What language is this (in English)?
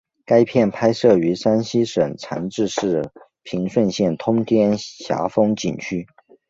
Chinese